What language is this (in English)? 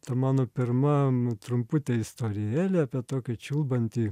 Lithuanian